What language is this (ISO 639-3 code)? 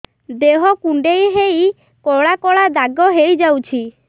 ori